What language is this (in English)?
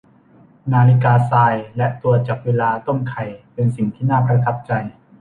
Thai